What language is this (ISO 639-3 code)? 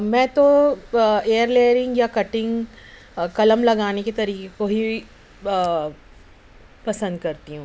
urd